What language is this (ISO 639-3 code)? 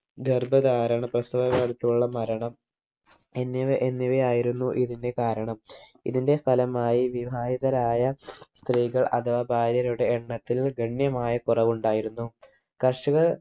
mal